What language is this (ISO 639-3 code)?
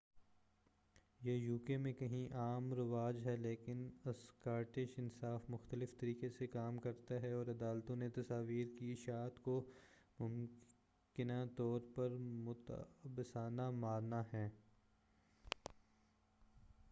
urd